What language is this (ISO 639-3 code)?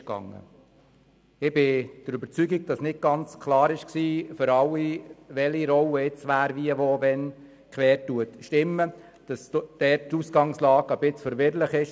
gsw